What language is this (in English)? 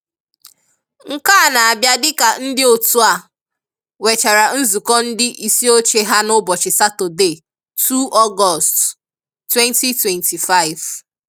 Igbo